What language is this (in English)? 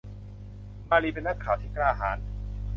Thai